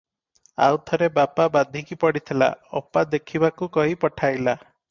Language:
Odia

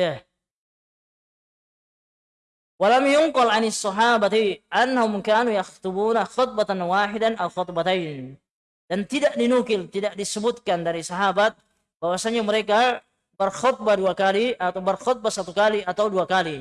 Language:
Indonesian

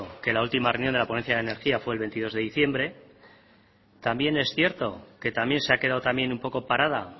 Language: Spanish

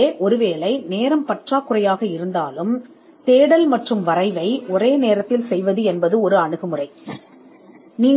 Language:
Tamil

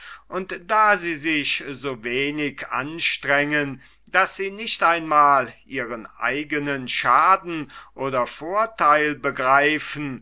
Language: German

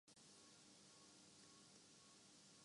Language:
Urdu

